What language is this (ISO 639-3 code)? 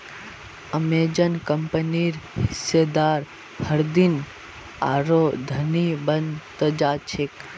mag